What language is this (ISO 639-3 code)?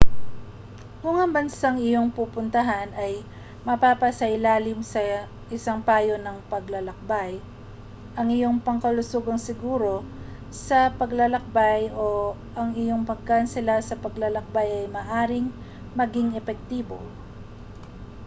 fil